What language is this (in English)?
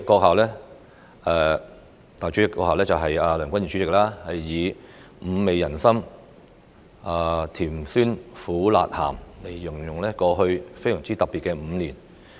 Cantonese